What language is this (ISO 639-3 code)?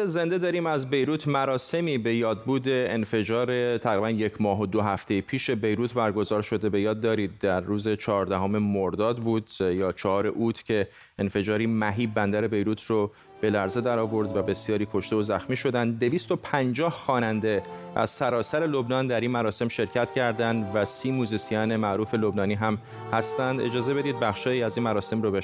fas